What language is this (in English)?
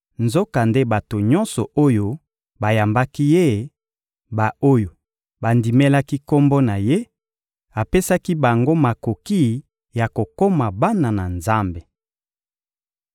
Lingala